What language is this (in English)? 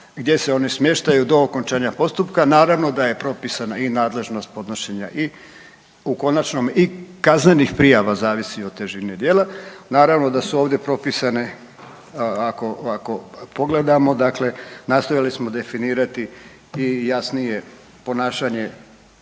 Croatian